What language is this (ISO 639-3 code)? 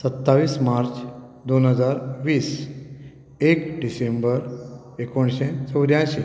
kok